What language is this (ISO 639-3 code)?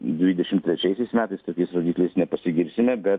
lit